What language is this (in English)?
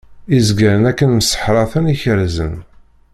Kabyle